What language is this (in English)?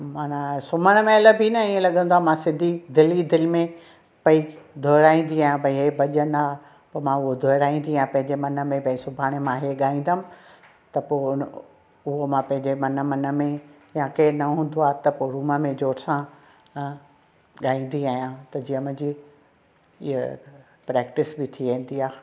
Sindhi